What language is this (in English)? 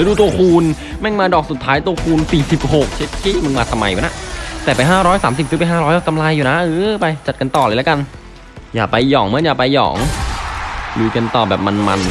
Thai